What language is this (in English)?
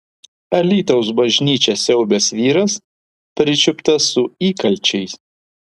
Lithuanian